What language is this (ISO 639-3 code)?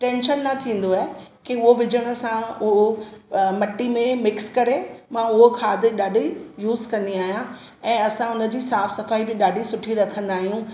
snd